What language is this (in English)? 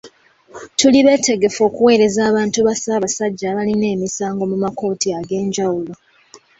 Ganda